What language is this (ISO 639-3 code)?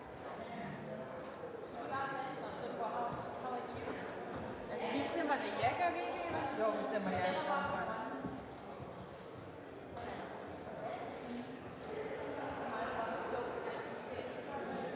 dan